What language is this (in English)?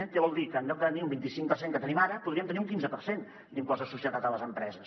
Catalan